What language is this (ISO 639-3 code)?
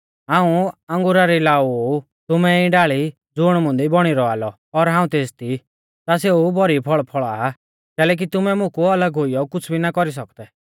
bfz